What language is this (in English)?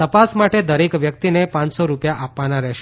Gujarati